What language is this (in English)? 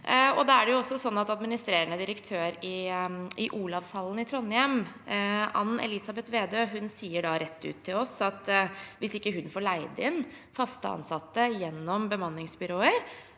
Norwegian